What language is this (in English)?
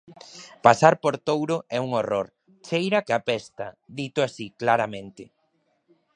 Galician